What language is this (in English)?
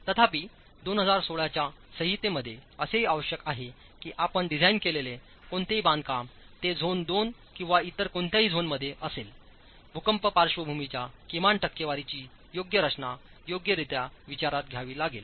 Marathi